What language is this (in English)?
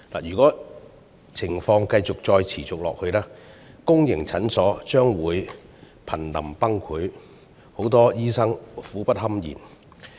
Cantonese